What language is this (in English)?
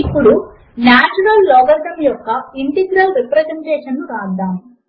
Telugu